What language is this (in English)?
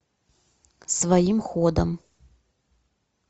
Russian